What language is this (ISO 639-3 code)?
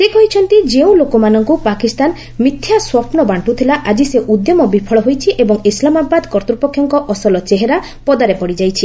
ori